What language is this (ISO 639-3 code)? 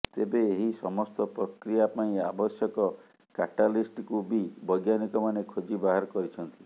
ori